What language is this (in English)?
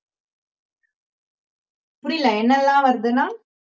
Tamil